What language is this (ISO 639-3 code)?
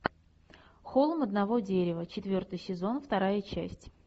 rus